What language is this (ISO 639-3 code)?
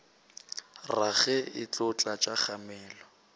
nso